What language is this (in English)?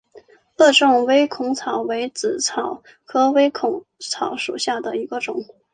Chinese